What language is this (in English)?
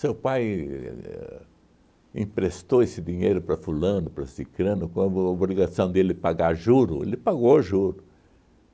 Portuguese